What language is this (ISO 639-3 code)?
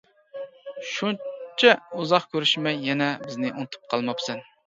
uig